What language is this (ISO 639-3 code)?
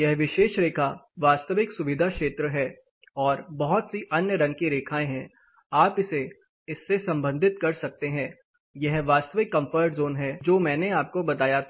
hin